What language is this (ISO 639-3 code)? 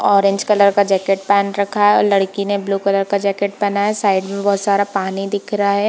hin